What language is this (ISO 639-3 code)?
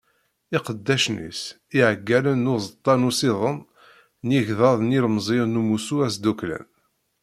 kab